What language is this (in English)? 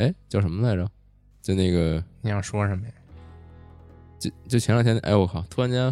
Chinese